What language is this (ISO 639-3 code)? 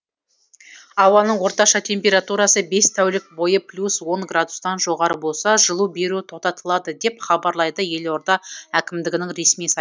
kaz